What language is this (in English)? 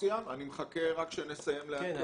Hebrew